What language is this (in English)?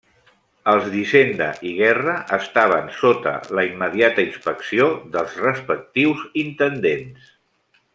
Catalan